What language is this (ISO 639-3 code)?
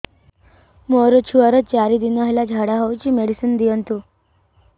ori